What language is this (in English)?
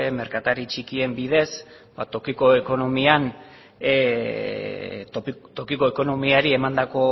Basque